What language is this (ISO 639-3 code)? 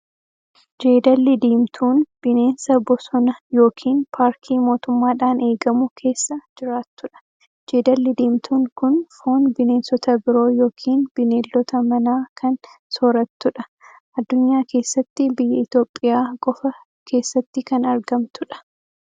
orm